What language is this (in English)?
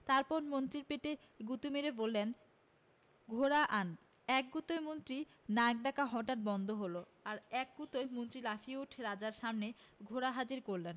Bangla